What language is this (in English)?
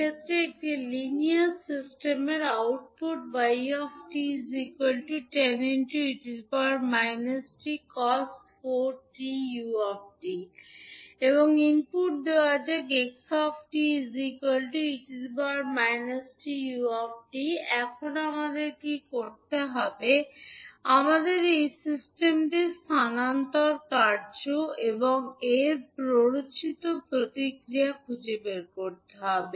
Bangla